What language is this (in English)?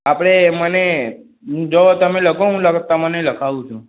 Gujarati